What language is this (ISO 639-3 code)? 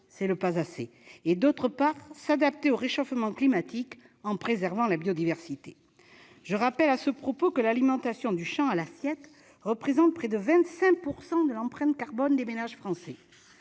fra